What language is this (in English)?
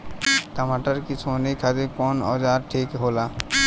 Bhojpuri